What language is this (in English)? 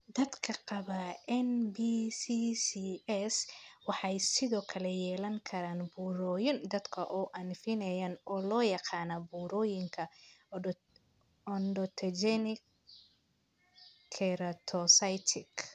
Somali